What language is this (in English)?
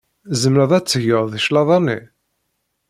Kabyle